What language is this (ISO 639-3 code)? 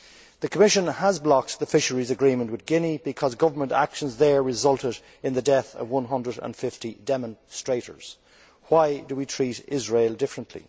eng